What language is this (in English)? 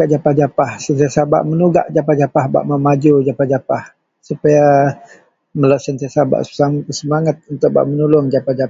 Central Melanau